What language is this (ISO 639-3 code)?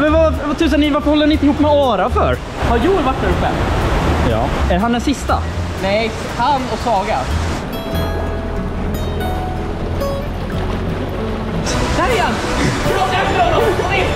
swe